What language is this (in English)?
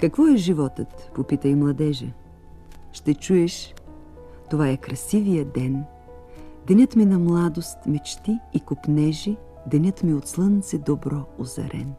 Bulgarian